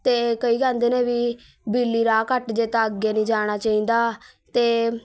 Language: Punjabi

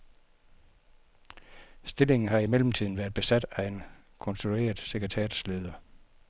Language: Danish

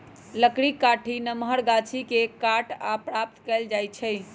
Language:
Magahi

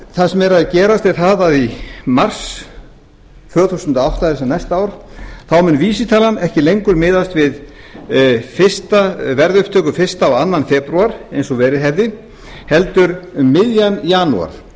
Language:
Icelandic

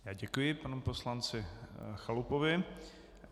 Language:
Czech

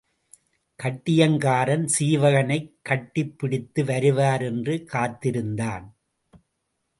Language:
Tamil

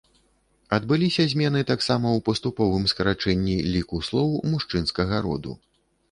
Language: Belarusian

